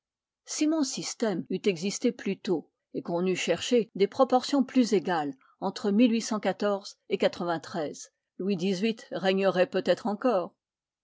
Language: French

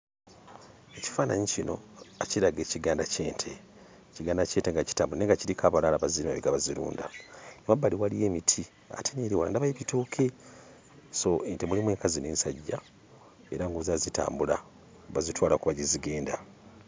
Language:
Ganda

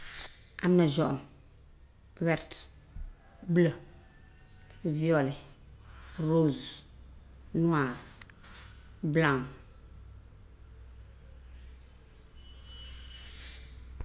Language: Gambian Wolof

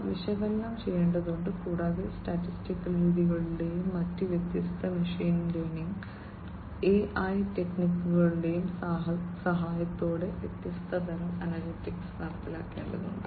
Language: Malayalam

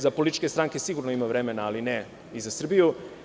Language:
Serbian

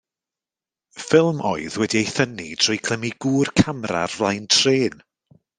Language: Welsh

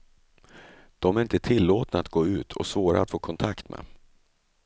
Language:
Swedish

